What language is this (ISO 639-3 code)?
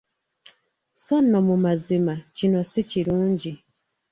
lug